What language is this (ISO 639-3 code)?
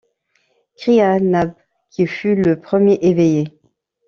fra